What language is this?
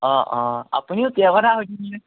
Assamese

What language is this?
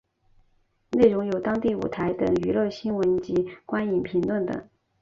Chinese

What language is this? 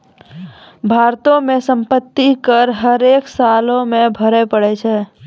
Maithili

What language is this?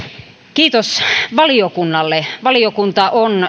Finnish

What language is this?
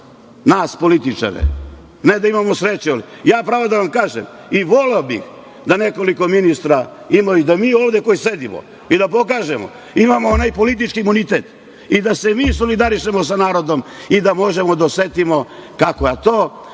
Serbian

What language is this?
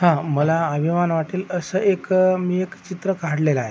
Marathi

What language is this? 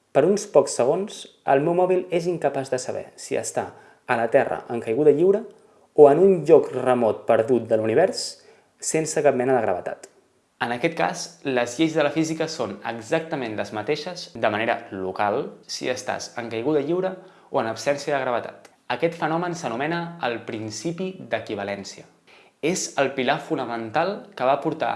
Catalan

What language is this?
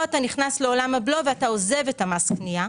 Hebrew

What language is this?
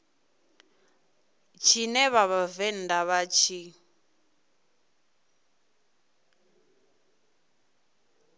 Venda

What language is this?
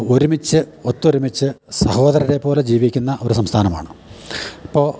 Malayalam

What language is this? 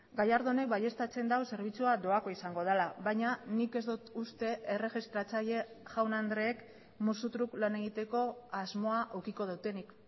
Basque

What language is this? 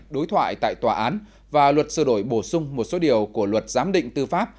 Vietnamese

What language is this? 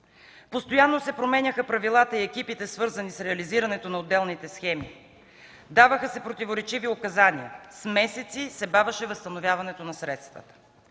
Bulgarian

